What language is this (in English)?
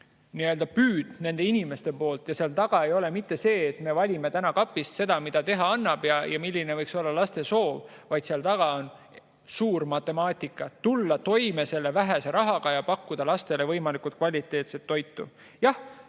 Estonian